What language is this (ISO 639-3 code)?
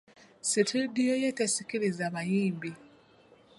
lug